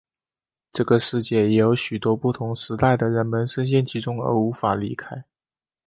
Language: Chinese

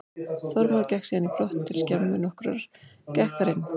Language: Icelandic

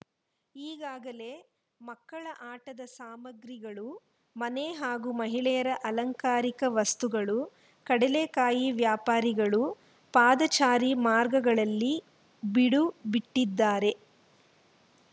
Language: Kannada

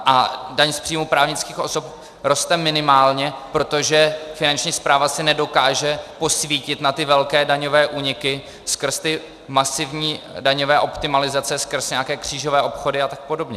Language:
Czech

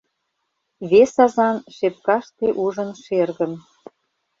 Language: Mari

